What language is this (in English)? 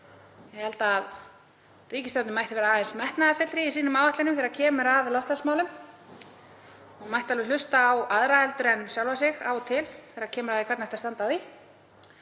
Icelandic